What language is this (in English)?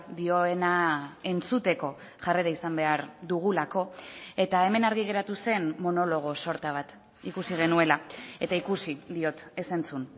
Basque